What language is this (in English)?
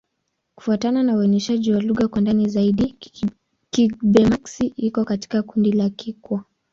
Swahili